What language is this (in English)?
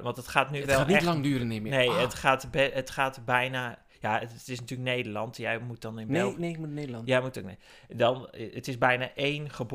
Dutch